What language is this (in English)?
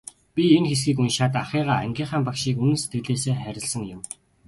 Mongolian